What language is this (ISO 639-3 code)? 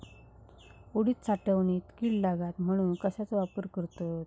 mar